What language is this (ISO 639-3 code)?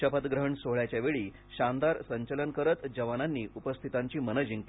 mar